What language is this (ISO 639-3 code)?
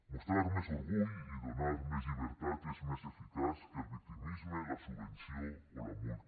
cat